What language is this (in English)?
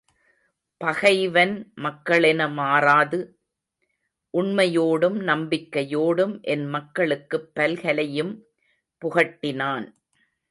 Tamil